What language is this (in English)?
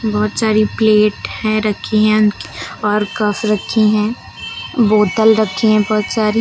Hindi